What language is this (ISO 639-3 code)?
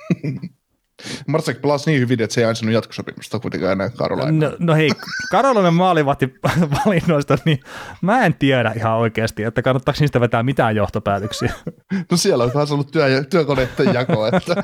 fin